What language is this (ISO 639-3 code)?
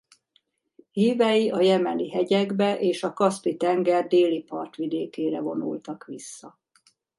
hun